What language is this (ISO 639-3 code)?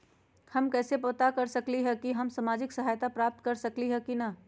mag